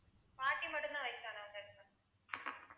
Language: Tamil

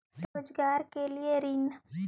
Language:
Magahi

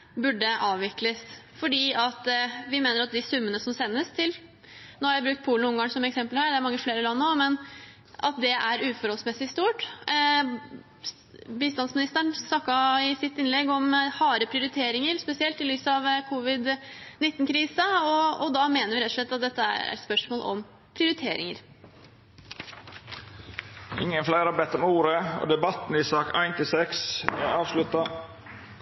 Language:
Norwegian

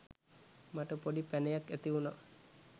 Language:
Sinhala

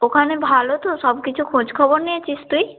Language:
Bangla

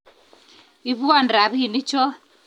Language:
Kalenjin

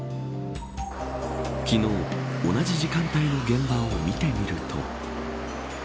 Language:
Japanese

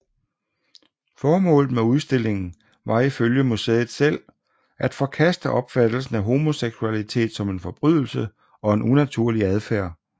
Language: Danish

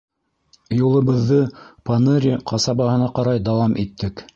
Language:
Bashkir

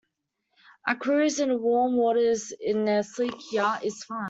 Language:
English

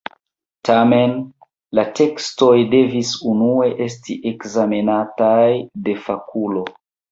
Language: Esperanto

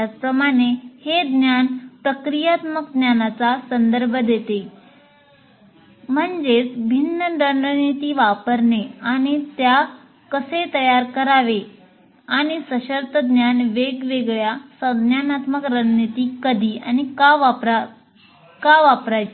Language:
Marathi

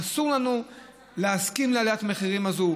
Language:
Hebrew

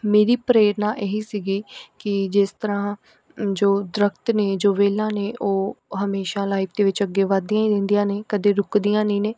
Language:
Punjabi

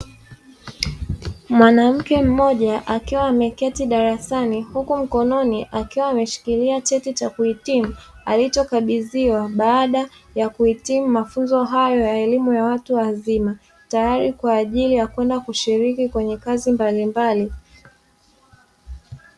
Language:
Swahili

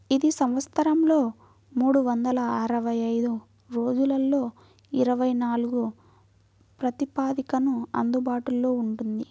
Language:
Telugu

